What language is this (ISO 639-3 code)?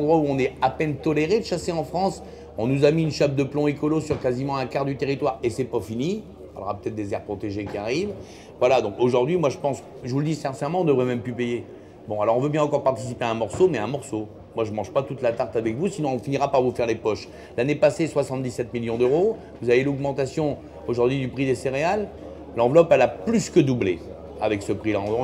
fra